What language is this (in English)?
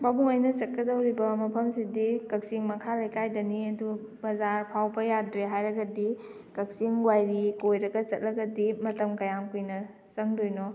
Manipuri